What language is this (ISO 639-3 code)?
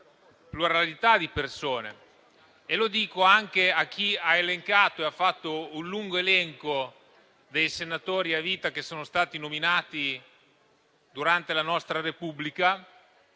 ita